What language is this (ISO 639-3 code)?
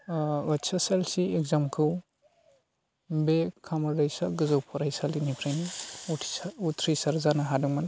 brx